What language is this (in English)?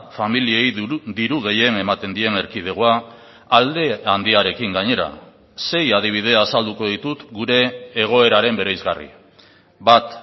Basque